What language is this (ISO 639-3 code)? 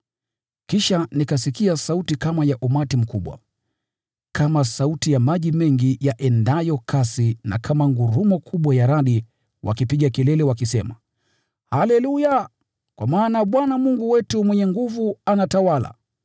swa